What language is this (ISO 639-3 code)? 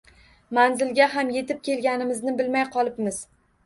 uzb